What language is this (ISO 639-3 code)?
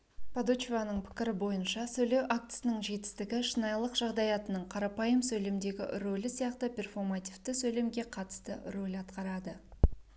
kaz